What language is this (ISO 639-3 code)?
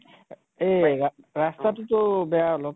asm